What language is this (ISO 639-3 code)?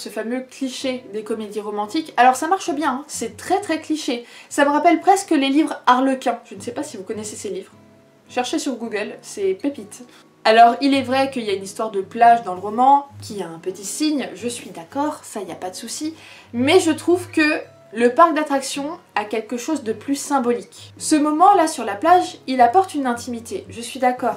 fra